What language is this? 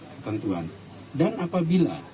Indonesian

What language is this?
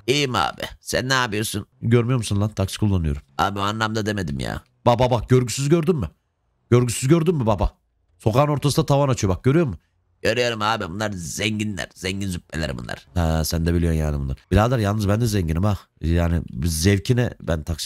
Turkish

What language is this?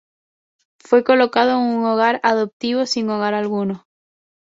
Spanish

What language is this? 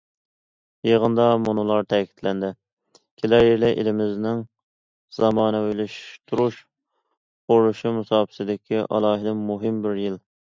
Uyghur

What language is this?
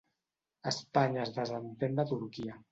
Catalan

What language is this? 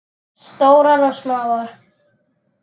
Icelandic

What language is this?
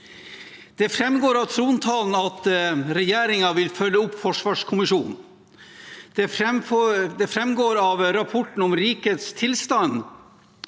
Norwegian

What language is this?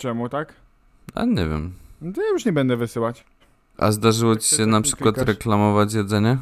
Polish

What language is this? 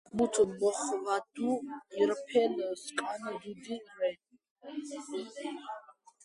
Georgian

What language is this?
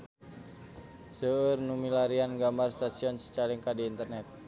Sundanese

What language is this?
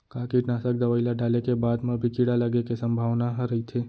Chhattisgarhi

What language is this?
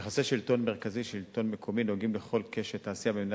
Hebrew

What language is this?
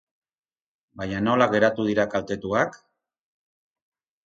Basque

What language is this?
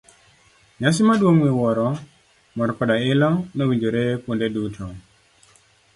Luo (Kenya and Tanzania)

